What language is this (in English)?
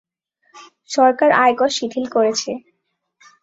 Bangla